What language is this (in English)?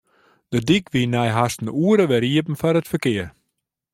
Western Frisian